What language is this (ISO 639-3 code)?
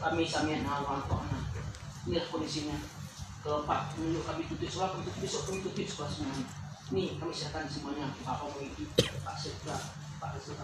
ind